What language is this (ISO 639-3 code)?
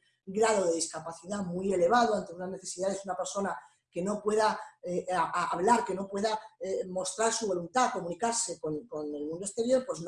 spa